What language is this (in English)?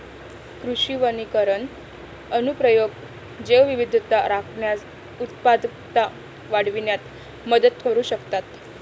Marathi